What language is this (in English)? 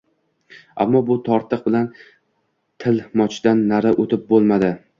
Uzbek